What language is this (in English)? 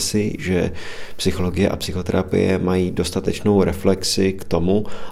Czech